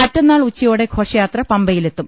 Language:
Malayalam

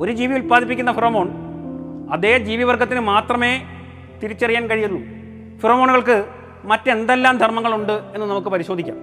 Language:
Malayalam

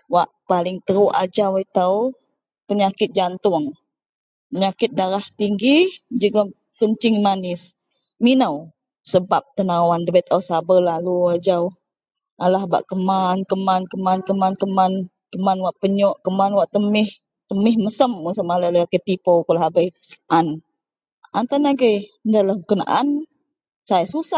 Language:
Central Melanau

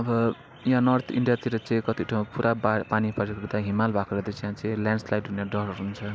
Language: Nepali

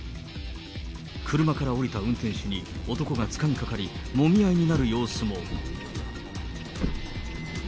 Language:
Japanese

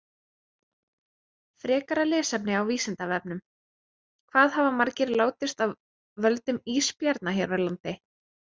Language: Icelandic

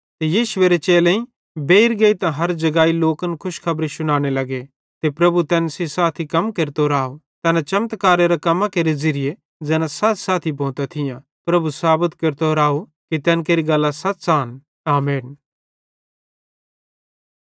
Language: Bhadrawahi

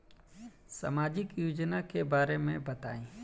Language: Bhojpuri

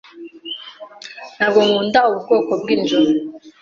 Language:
Kinyarwanda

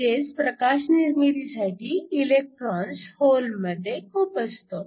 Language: Marathi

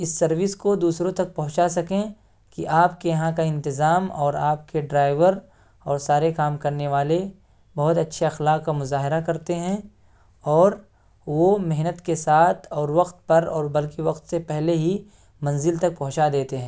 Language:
Urdu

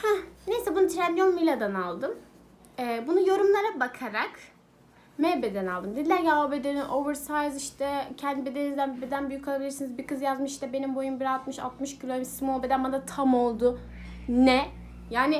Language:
Turkish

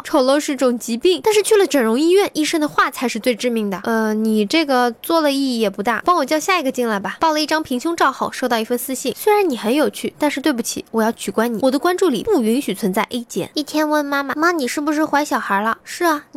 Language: Chinese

